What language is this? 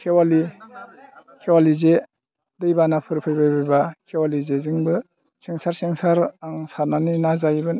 Bodo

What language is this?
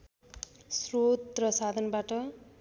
Nepali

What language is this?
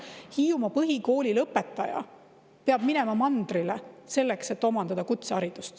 Estonian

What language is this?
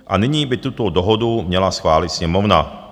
Czech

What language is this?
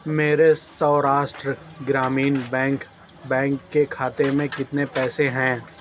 Urdu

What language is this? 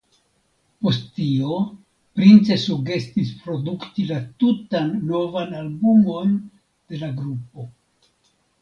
Esperanto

